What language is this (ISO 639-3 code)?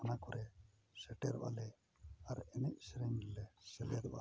sat